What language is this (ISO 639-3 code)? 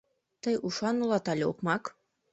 chm